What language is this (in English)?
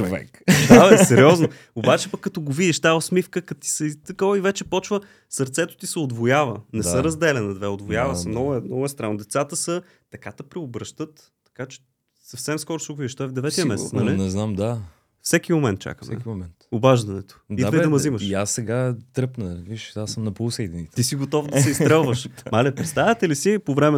Bulgarian